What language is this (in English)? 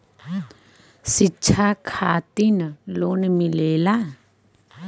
Bhojpuri